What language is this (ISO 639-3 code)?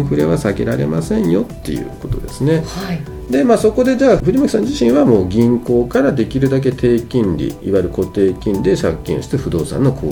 jpn